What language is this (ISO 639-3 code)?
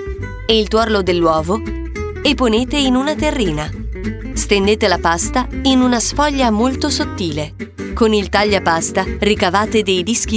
ita